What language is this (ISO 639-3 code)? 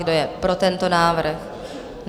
ces